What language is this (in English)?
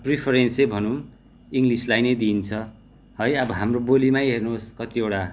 Nepali